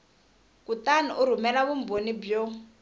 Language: Tsonga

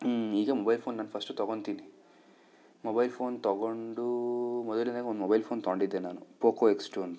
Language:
Kannada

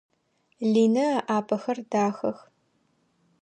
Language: Adyghe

